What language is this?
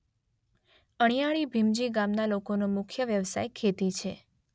Gujarati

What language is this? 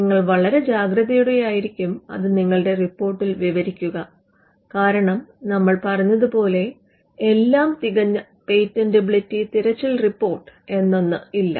Malayalam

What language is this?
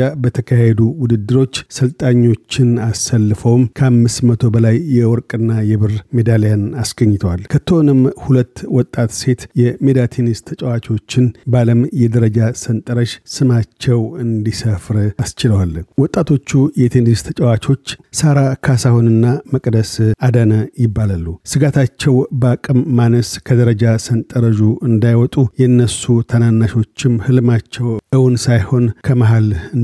Amharic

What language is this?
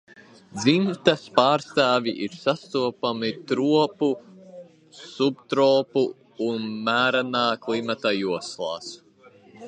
Latvian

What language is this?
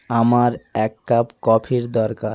Bangla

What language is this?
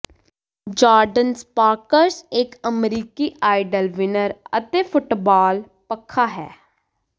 Punjabi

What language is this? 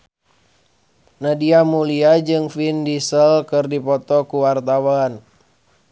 Sundanese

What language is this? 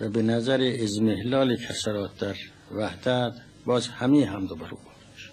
Persian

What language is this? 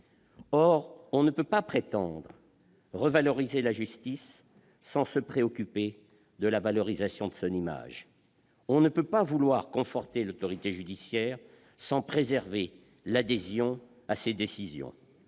French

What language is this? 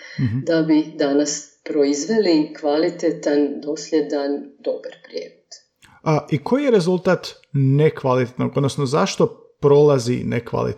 Croatian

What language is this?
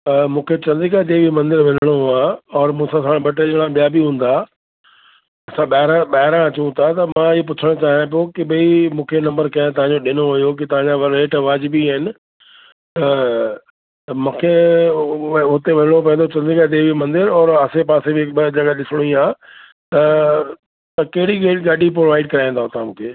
Sindhi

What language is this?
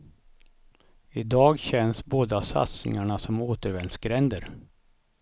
Swedish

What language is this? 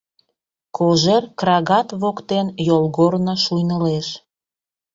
Mari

